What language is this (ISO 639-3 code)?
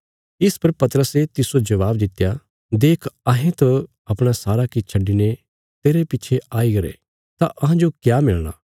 kfs